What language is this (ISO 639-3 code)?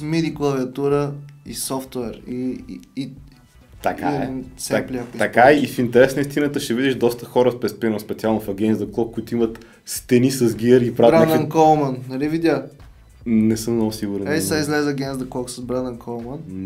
bul